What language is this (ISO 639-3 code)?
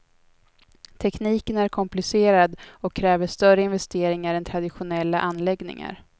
swe